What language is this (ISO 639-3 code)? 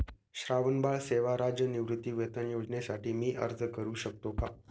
mar